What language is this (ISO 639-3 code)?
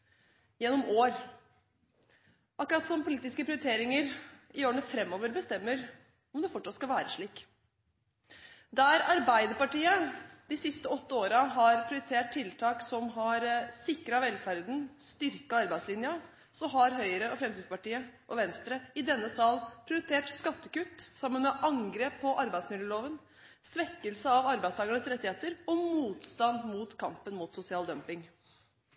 nob